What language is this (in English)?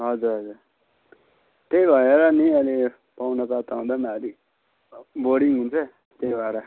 Nepali